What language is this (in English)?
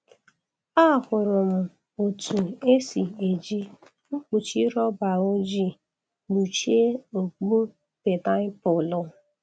Igbo